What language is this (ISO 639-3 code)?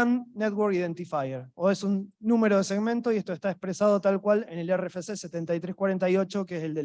spa